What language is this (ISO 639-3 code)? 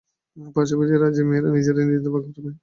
ben